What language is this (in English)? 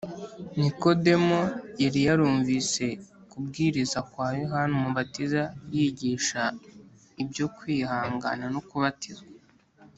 Kinyarwanda